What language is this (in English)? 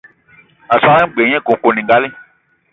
Eton (Cameroon)